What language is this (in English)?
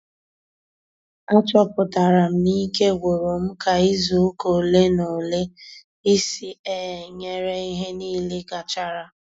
Igbo